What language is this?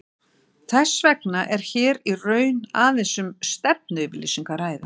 Icelandic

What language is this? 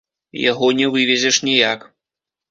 Belarusian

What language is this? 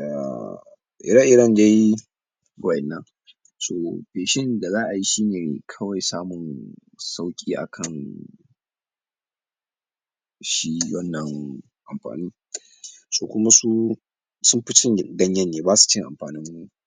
Hausa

